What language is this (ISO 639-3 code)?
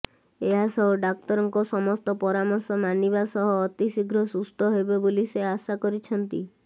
ori